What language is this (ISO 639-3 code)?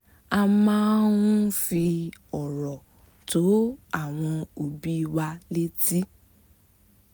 yor